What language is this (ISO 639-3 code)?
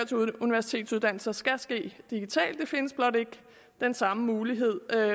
dan